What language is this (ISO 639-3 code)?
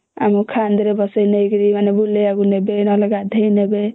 ori